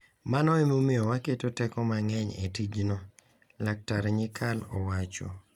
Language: Luo (Kenya and Tanzania)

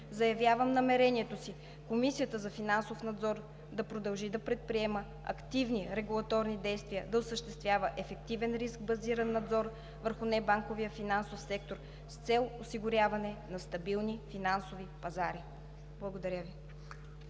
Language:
Bulgarian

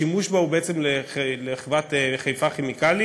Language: Hebrew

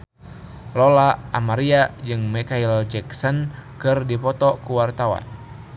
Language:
Sundanese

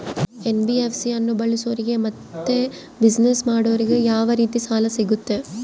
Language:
Kannada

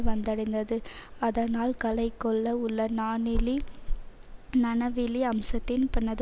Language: Tamil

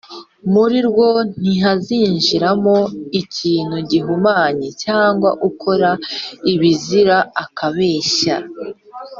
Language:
Kinyarwanda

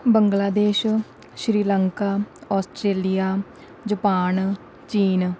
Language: Punjabi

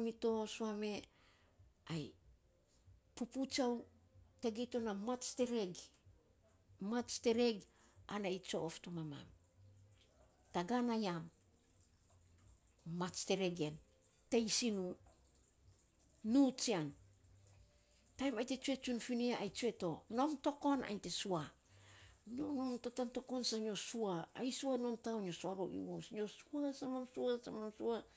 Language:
Saposa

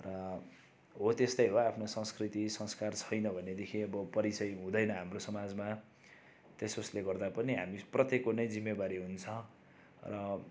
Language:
Nepali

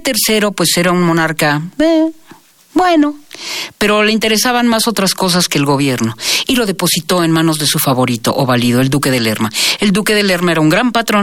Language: Spanish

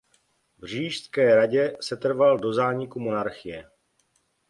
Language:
Czech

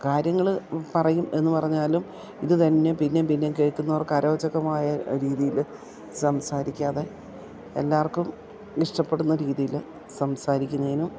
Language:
Malayalam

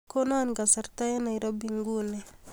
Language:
Kalenjin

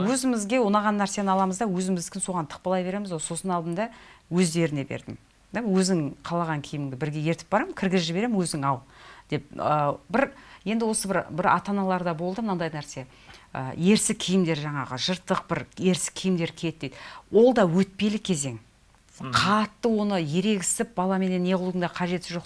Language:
Turkish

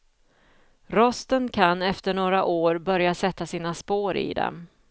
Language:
Swedish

